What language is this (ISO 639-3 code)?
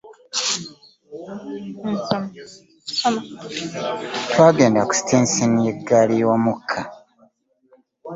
lug